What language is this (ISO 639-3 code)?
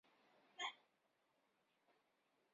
zho